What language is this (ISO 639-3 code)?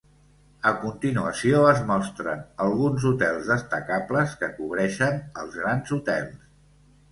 cat